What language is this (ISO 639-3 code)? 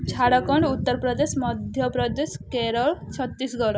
ori